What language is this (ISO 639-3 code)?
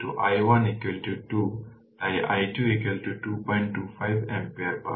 ben